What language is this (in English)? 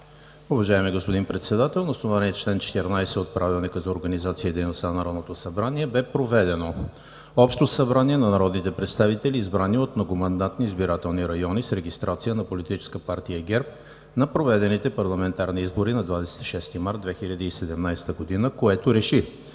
Bulgarian